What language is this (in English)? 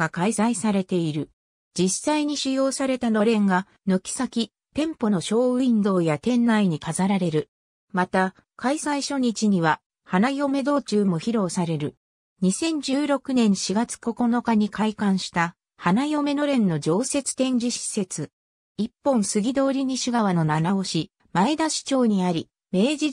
Japanese